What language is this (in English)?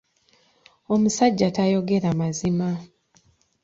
Ganda